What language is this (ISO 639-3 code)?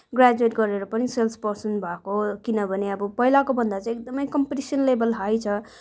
nep